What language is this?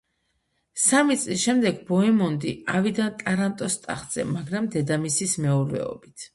Georgian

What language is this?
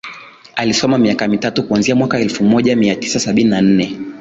Swahili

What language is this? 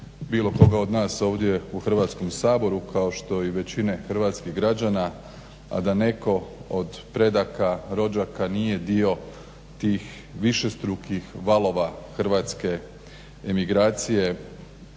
Croatian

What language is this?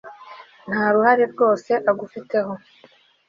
Kinyarwanda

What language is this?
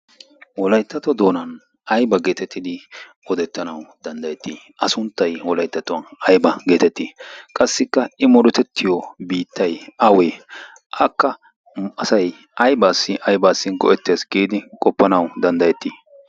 Wolaytta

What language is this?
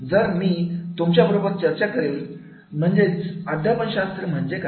Marathi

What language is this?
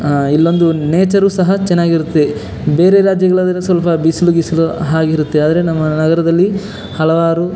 Kannada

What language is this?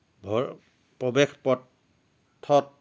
Assamese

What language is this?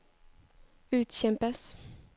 Norwegian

